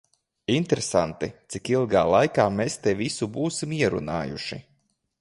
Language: Latvian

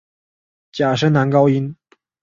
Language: Chinese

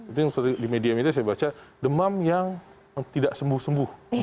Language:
Indonesian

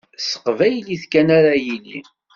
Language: Kabyle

